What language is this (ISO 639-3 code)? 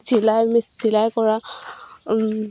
asm